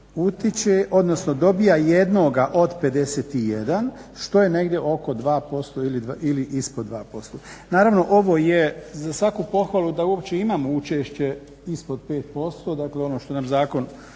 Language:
Croatian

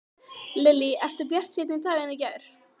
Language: Icelandic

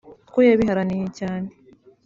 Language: Kinyarwanda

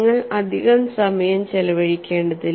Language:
Malayalam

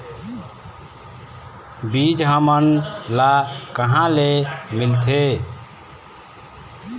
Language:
Chhattisgarhi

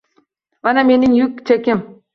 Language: Uzbek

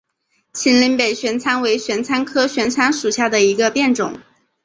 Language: Chinese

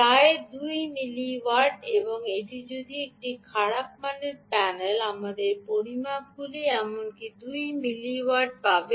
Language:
Bangla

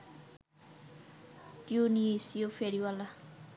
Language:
Bangla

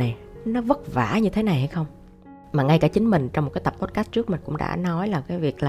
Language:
Vietnamese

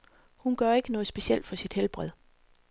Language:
Danish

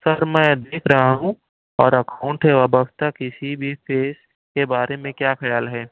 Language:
Urdu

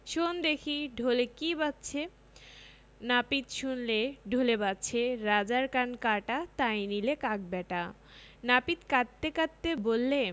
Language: Bangla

